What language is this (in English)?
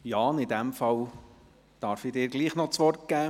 Swiss German